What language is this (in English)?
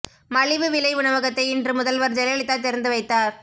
Tamil